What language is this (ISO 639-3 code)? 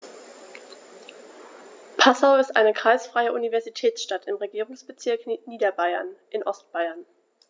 deu